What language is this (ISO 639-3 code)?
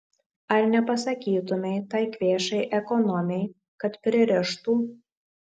lit